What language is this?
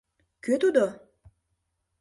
Mari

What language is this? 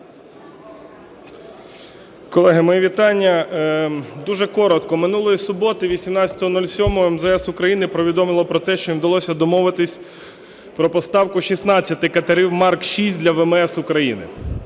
Ukrainian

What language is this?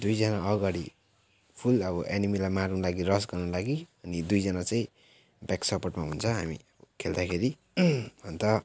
Nepali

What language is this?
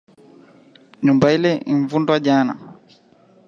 Swahili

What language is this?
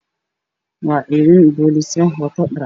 Somali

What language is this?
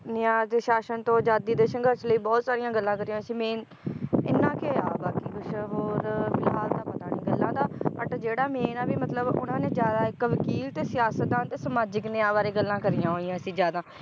Punjabi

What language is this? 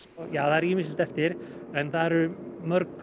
Icelandic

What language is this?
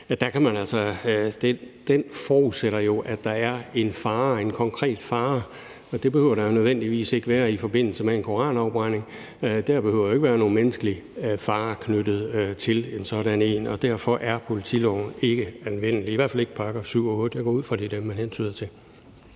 Danish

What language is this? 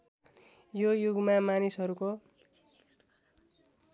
Nepali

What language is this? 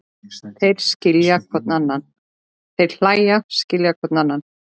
Icelandic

